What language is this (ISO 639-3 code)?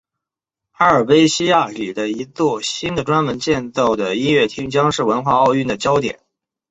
zho